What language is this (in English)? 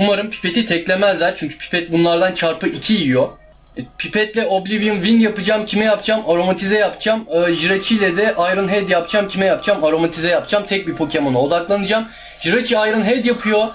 Turkish